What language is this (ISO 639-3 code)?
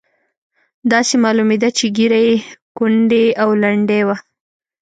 pus